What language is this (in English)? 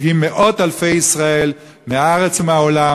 Hebrew